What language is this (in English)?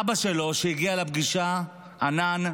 Hebrew